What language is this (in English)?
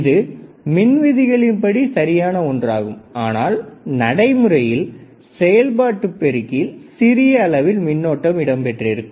Tamil